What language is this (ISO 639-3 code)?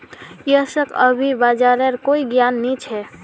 mag